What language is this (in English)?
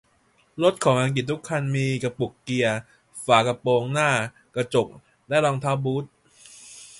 Thai